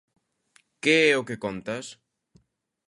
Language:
Galician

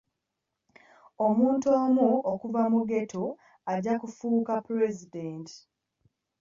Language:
Ganda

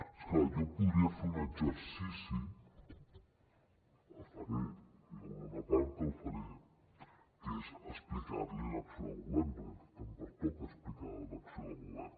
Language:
Catalan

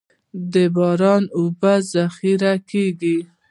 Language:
Pashto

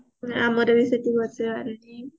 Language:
Odia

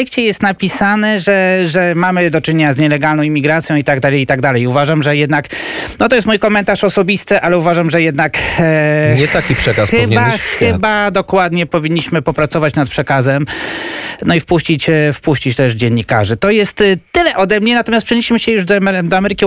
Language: Polish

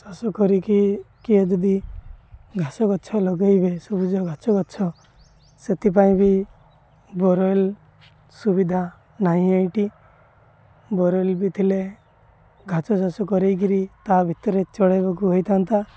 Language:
Odia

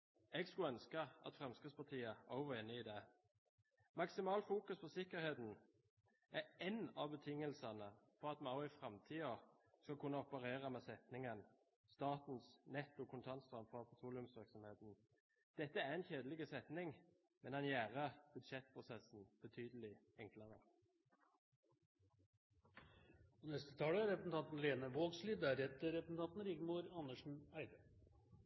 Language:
Norwegian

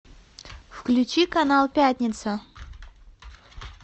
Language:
Russian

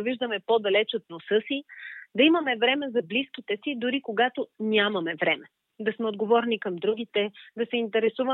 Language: Bulgarian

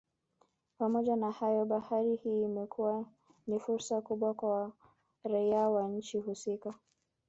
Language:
Swahili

